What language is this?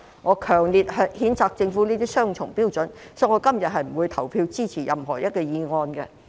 Cantonese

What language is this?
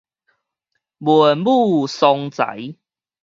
Min Nan Chinese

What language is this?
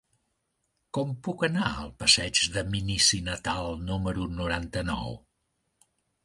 Catalan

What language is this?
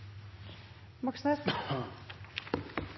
Norwegian Nynorsk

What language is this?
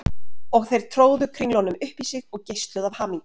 Icelandic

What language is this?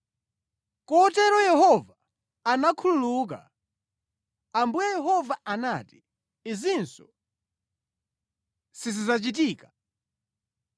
Nyanja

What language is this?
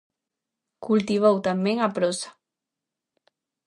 Galician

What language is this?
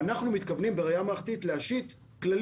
Hebrew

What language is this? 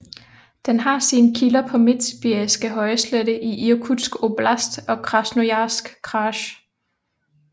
Danish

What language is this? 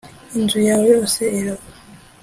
Kinyarwanda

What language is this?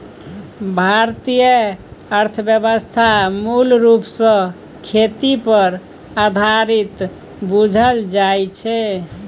Maithili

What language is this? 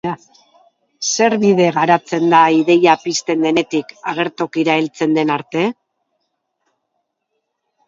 Basque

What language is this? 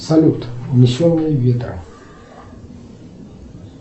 Russian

